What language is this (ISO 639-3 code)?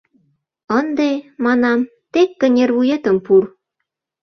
chm